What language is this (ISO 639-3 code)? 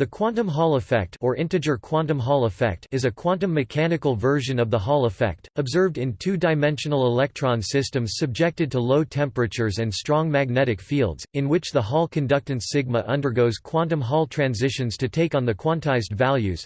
eng